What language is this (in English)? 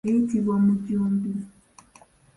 Ganda